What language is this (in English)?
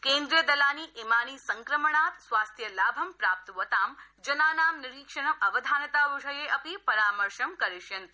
Sanskrit